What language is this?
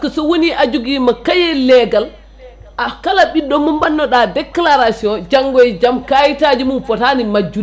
Fula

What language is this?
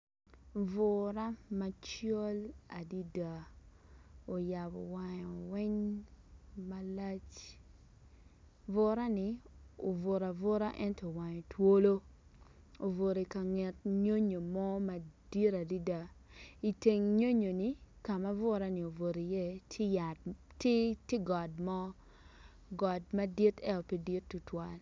Acoli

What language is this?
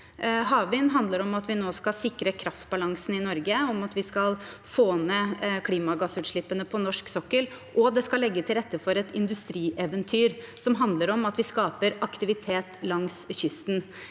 Norwegian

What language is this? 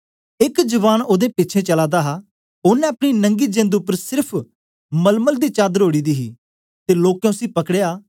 Dogri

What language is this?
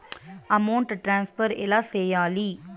Telugu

